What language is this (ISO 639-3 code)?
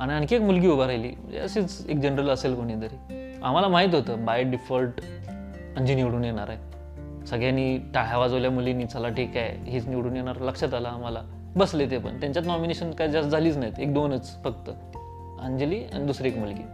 mar